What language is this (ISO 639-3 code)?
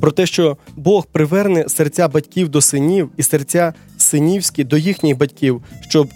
ukr